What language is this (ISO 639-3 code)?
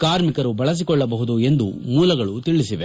kan